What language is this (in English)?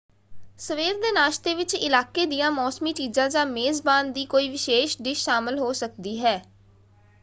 Punjabi